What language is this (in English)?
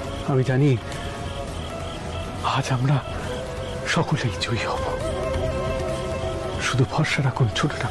Romanian